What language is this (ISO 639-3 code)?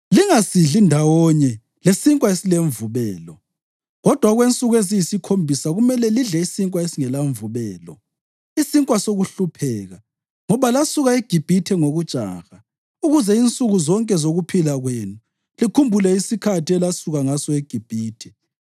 nde